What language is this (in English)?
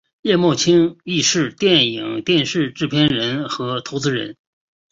Chinese